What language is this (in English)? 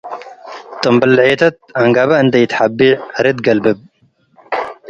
Tigre